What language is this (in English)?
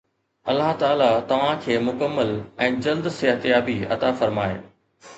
Sindhi